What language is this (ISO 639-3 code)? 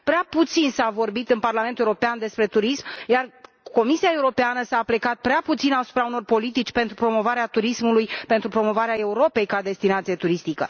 ron